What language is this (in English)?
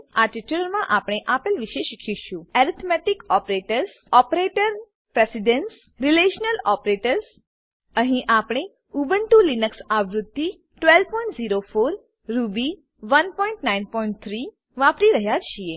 Gujarati